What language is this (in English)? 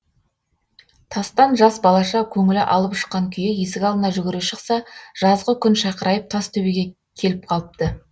Kazakh